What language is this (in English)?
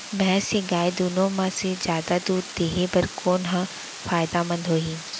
Chhattisgarhi